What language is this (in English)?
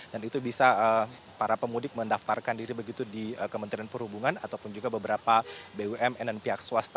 Indonesian